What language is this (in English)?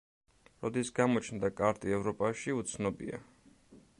Georgian